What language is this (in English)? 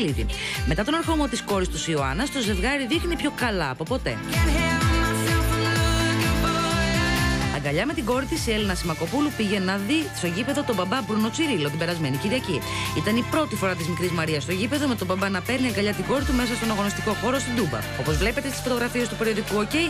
Greek